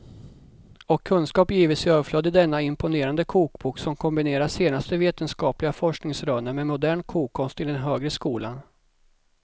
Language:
Swedish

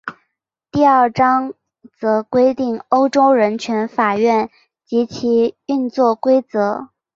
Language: Chinese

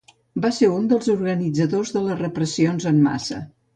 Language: Catalan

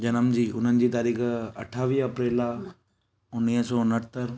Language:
Sindhi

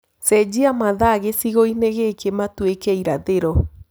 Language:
Kikuyu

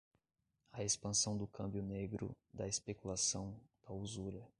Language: Portuguese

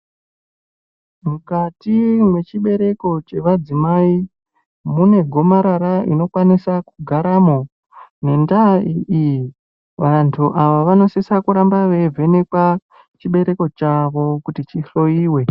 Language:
Ndau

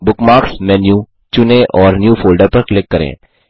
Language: Hindi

